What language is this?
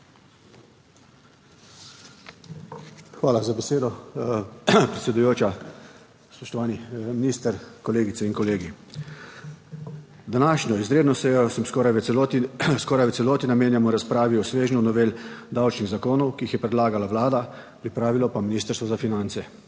Slovenian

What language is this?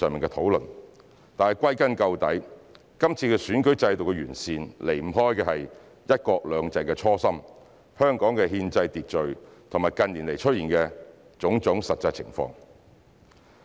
Cantonese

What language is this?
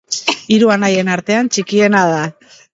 Basque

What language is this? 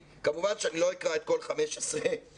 Hebrew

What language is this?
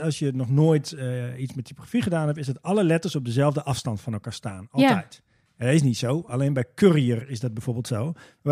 Dutch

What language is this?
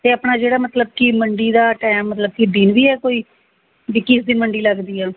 Punjabi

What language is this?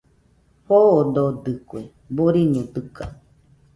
Nüpode Huitoto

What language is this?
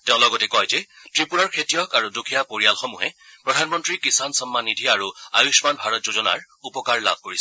Assamese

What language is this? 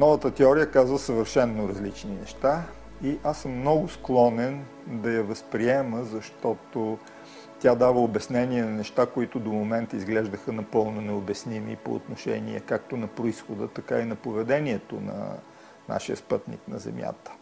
Bulgarian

